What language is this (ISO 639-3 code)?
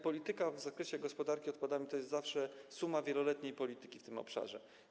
pol